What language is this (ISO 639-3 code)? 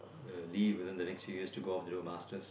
eng